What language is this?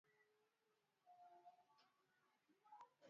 Swahili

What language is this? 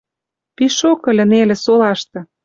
Western Mari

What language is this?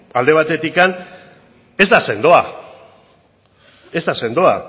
Basque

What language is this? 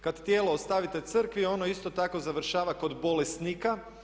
Croatian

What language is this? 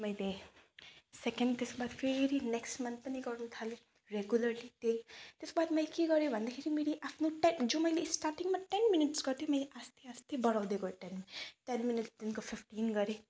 Nepali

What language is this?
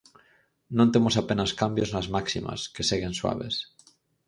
Galician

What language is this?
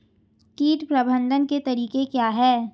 Hindi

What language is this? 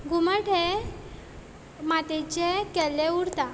Konkani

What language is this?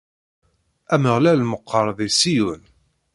Kabyle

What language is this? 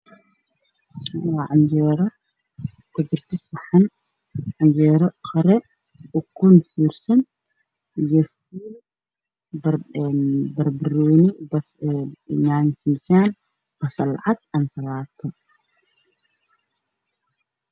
Somali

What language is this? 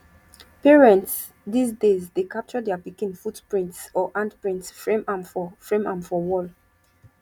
Nigerian Pidgin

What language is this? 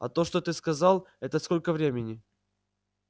Russian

